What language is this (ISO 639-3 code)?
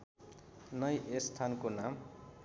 nep